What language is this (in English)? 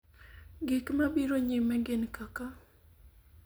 Luo (Kenya and Tanzania)